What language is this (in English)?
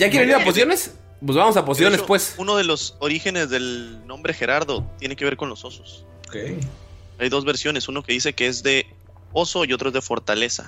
Spanish